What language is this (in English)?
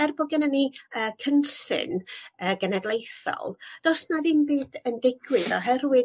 Welsh